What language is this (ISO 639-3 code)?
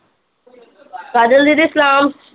pan